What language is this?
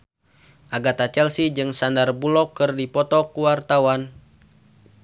Sundanese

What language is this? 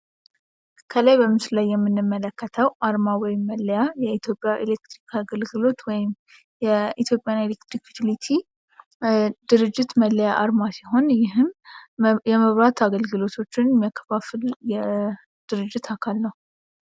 Amharic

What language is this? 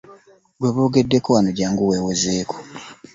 Ganda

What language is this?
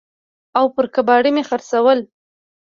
Pashto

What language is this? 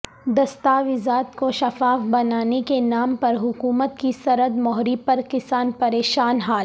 Urdu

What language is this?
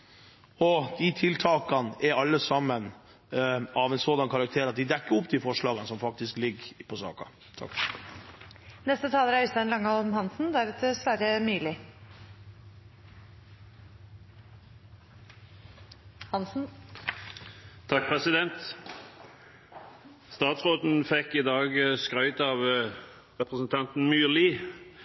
Norwegian Bokmål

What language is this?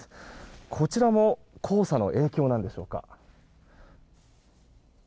Japanese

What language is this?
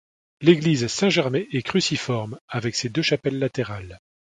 French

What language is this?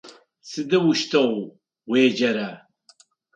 Adyghe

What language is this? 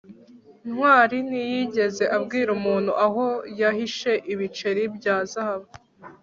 Kinyarwanda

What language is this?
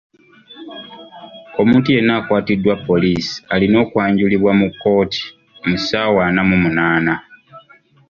Ganda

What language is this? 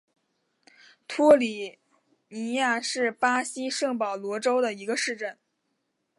Chinese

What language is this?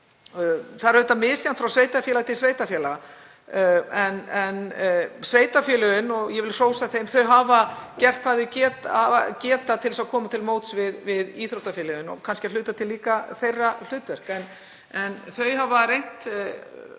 Icelandic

